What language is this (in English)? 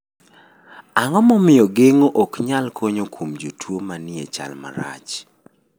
Luo (Kenya and Tanzania)